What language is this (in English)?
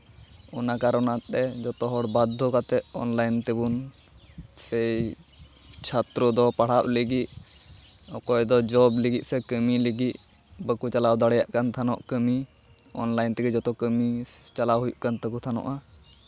Santali